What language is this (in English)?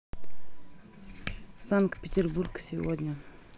Russian